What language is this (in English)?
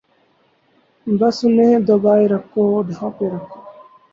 Urdu